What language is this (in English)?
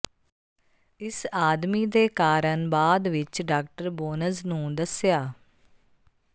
Punjabi